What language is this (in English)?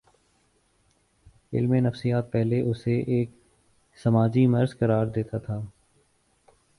Urdu